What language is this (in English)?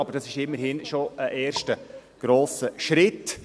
Swiss German